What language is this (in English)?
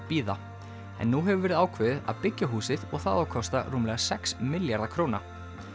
Icelandic